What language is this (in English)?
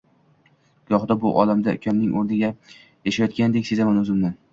Uzbek